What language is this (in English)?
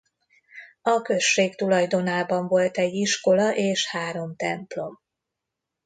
Hungarian